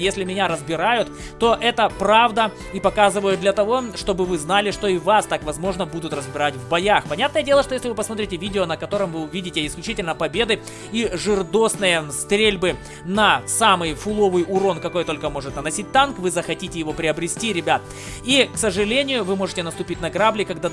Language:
Russian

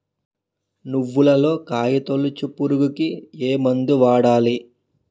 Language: Telugu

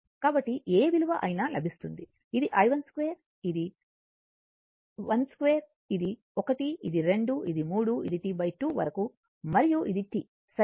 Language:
Telugu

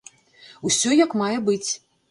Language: Belarusian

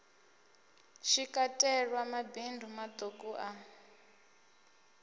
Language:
Venda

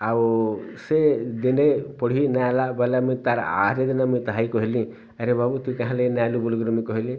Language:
Odia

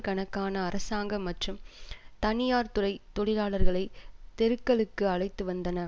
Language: Tamil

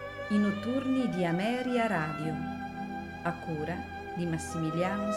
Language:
Italian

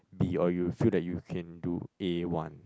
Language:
English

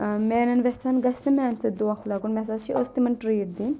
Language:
Kashmiri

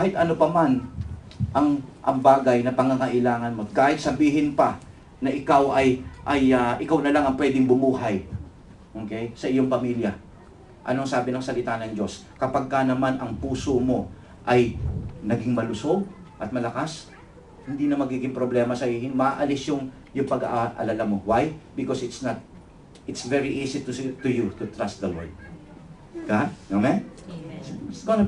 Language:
Filipino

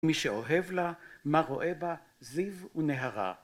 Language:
Hebrew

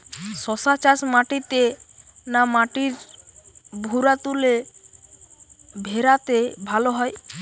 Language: Bangla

